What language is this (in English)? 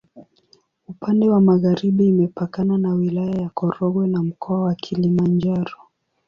Swahili